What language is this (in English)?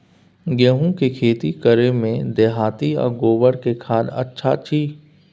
Maithili